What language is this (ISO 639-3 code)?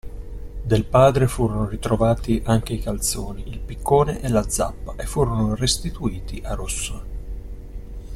ita